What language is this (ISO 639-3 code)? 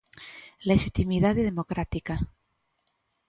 glg